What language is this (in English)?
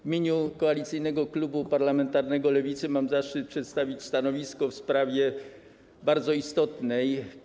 Polish